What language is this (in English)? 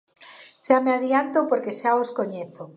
Galician